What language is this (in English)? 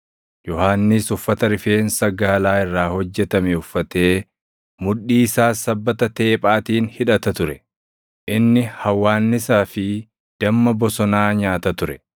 Oromo